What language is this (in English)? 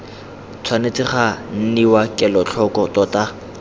Tswana